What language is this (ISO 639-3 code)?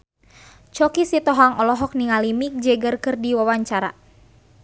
sun